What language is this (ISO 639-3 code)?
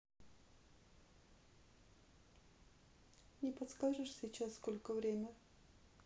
rus